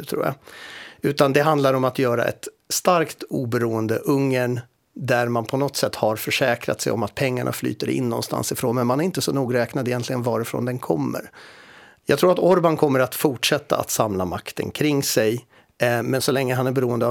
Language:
Swedish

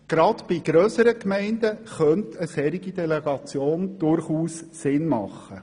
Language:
Swiss German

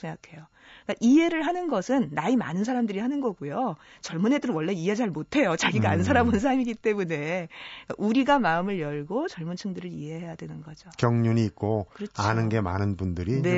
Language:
Korean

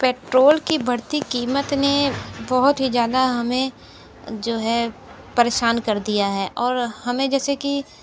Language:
Hindi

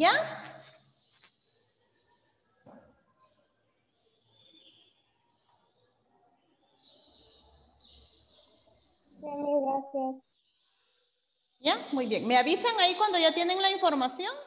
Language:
Spanish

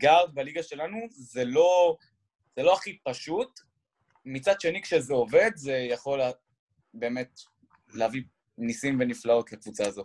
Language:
Hebrew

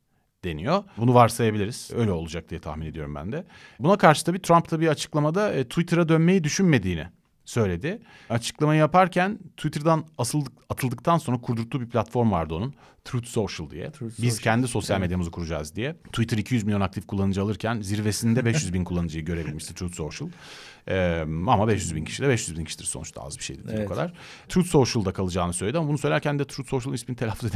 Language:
Turkish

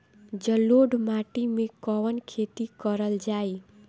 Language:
Bhojpuri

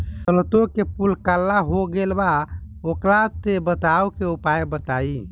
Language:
Bhojpuri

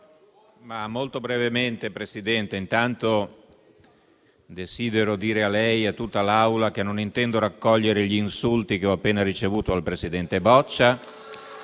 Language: Italian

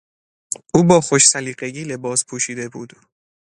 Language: Persian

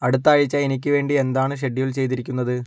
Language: Malayalam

